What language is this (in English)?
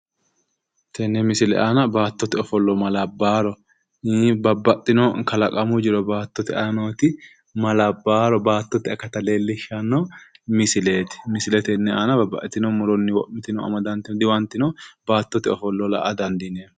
Sidamo